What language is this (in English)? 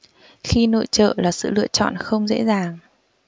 Vietnamese